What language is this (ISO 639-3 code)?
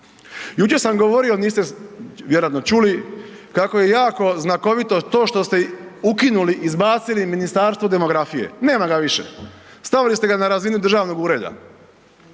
hrv